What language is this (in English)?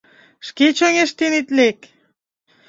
Mari